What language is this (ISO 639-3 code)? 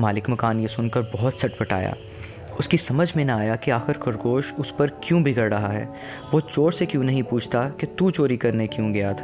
urd